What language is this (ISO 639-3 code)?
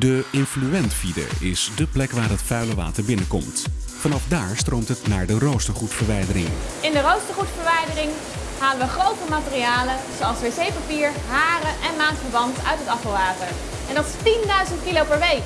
nld